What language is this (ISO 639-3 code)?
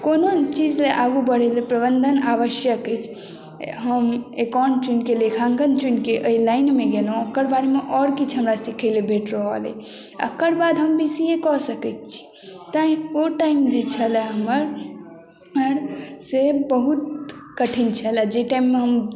mai